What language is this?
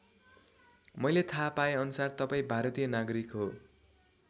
Nepali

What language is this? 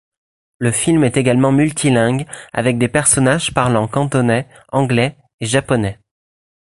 French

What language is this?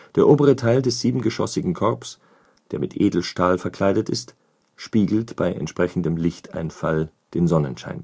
German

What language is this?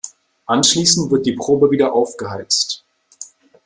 German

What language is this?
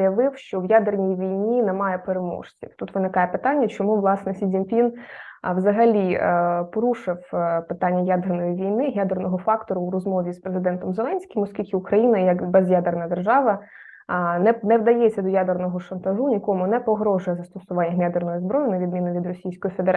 Ukrainian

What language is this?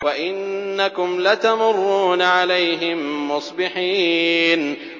Arabic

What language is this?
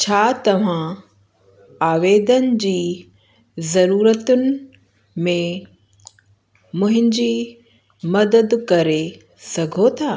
Sindhi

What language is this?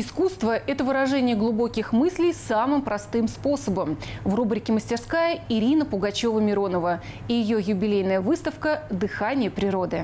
Russian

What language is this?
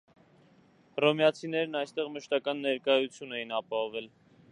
Armenian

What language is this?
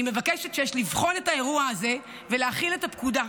Hebrew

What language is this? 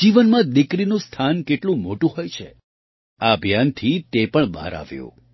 Gujarati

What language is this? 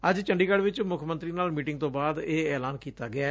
Punjabi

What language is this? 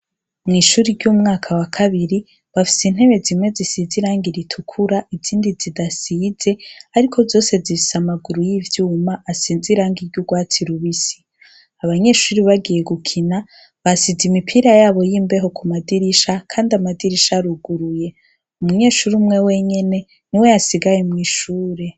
Rundi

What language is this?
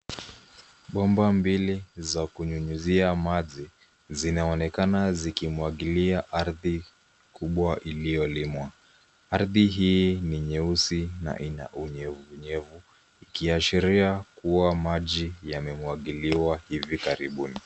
Swahili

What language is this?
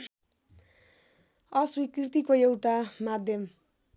Nepali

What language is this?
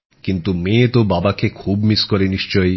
Bangla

